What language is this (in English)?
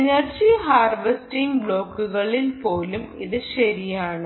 Malayalam